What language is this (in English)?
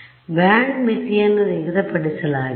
Kannada